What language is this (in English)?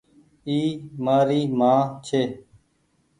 Goaria